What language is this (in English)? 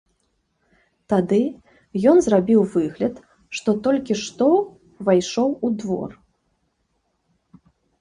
Belarusian